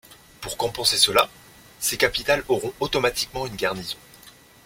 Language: French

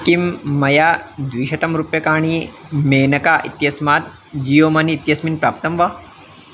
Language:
Sanskrit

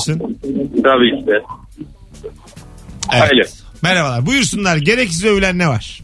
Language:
Turkish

